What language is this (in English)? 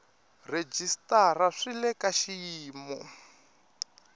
Tsonga